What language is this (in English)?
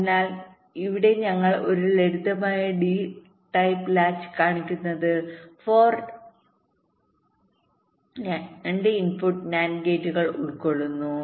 Malayalam